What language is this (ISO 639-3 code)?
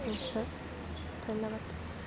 asm